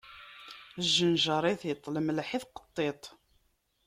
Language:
Kabyle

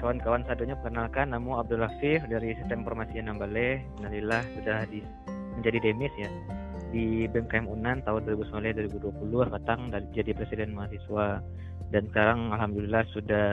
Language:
Indonesian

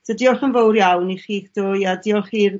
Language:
Welsh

